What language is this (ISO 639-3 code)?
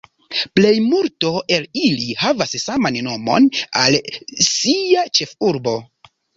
epo